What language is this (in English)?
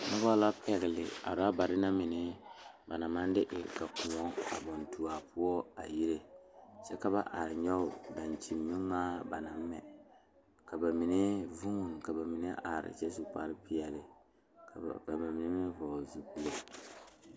Southern Dagaare